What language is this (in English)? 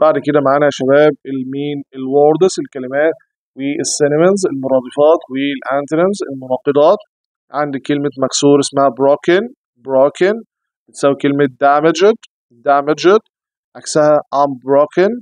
Arabic